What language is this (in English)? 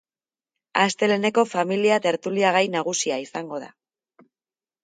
Basque